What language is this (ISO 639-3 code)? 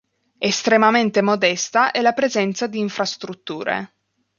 ita